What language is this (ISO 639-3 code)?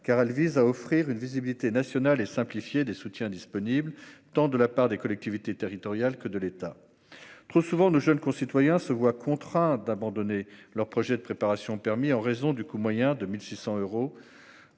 fra